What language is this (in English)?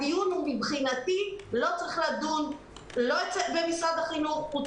Hebrew